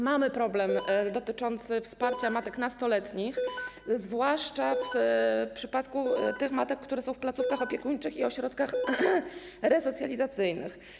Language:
Polish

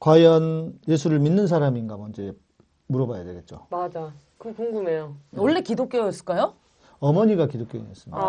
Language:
Korean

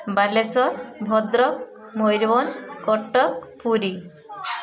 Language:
Odia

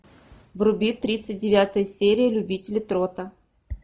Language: Russian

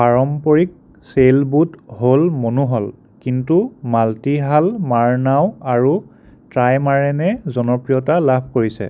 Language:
Assamese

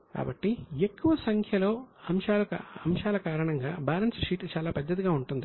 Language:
Telugu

